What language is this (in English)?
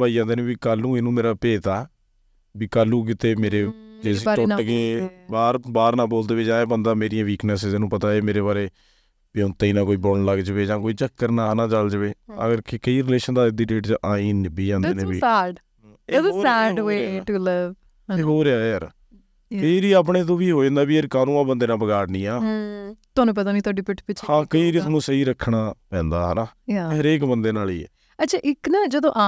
Punjabi